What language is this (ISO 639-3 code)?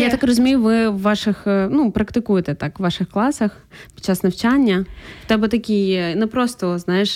ukr